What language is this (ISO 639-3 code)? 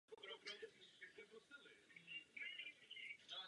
ces